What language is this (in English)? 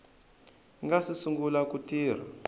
Tsonga